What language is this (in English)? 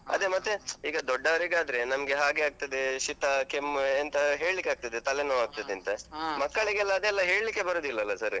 Kannada